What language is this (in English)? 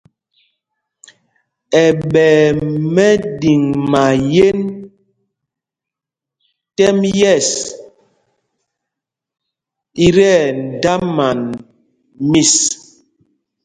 Mpumpong